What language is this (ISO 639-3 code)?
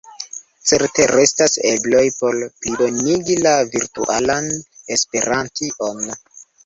epo